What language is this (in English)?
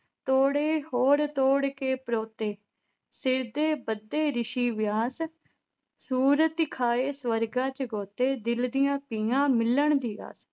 Punjabi